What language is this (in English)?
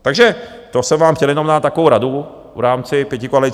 Czech